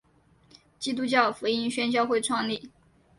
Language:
Chinese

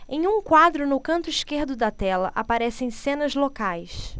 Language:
Portuguese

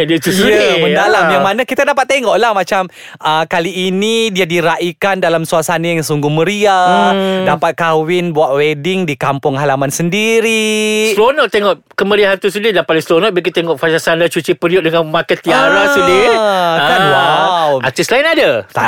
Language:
Malay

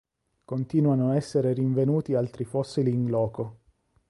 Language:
Italian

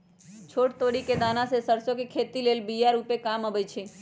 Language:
Magahi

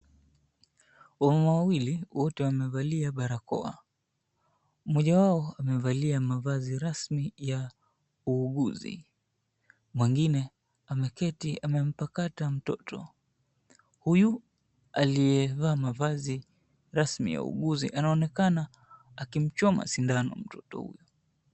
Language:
Swahili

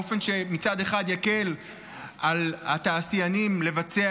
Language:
Hebrew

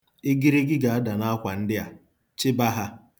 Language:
Igbo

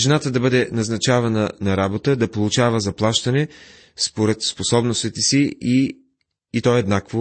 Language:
Bulgarian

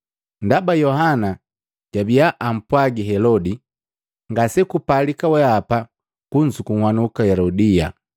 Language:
Matengo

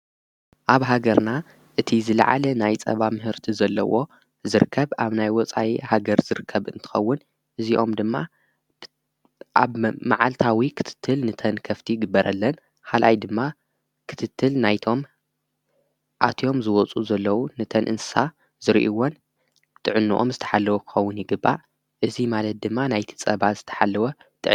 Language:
Tigrinya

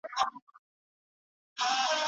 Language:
Pashto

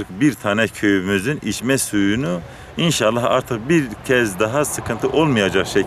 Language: Turkish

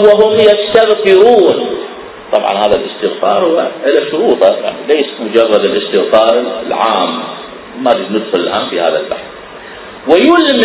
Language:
Arabic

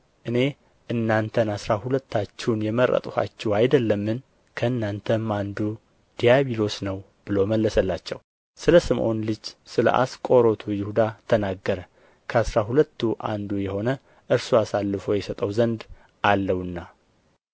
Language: Amharic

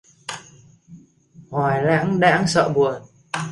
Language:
Vietnamese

